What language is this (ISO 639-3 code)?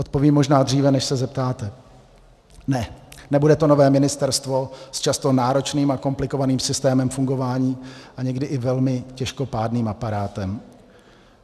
ces